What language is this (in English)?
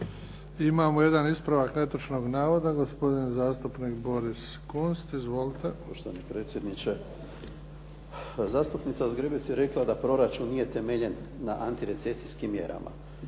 Croatian